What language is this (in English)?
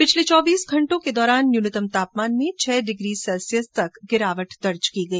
Hindi